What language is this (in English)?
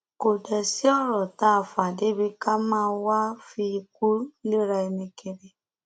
Yoruba